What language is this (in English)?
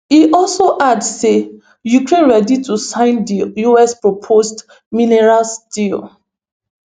Nigerian Pidgin